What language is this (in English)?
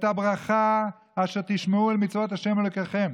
Hebrew